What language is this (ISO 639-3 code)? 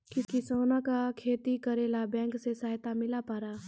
mai